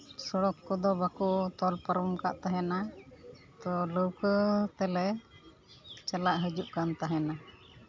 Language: Santali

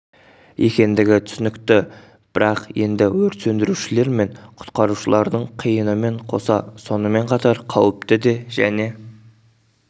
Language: Kazakh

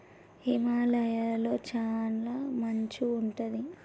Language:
Telugu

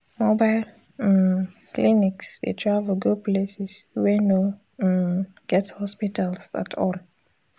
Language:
Nigerian Pidgin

